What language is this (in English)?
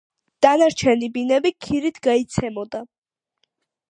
Georgian